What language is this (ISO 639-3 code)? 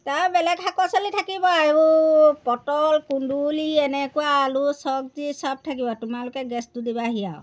asm